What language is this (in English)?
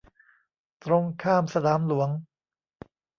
Thai